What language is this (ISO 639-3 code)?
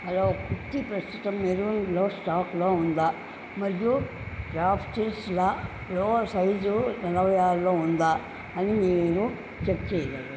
tel